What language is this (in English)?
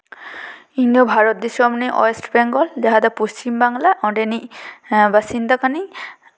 Santali